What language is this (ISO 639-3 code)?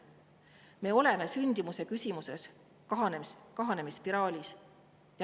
est